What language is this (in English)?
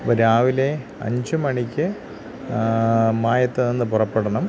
Malayalam